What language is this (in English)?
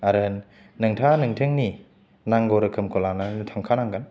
Bodo